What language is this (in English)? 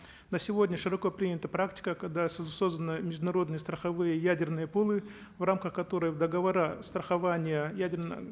Kazakh